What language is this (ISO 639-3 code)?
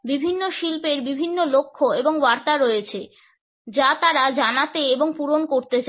ben